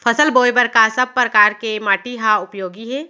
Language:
Chhattisgarhi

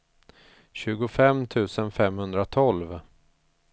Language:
Swedish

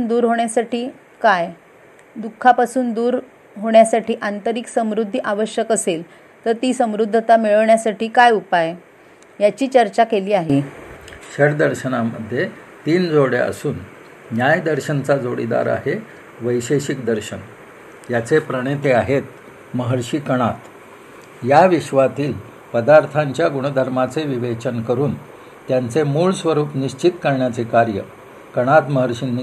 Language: Marathi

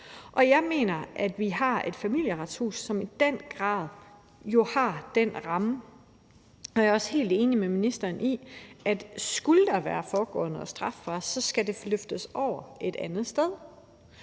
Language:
Danish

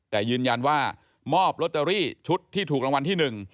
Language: Thai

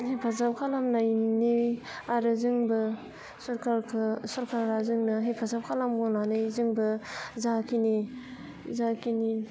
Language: Bodo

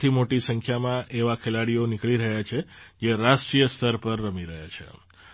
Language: Gujarati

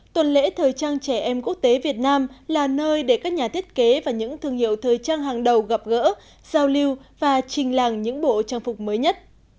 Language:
Vietnamese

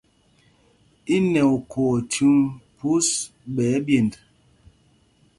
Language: Mpumpong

